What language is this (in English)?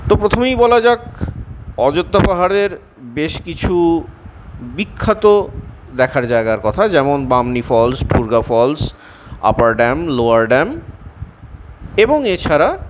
Bangla